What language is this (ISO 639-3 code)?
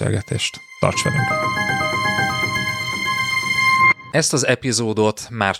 hun